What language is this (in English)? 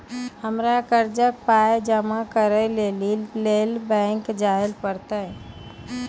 Maithili